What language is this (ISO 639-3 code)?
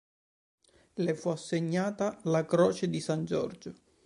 ita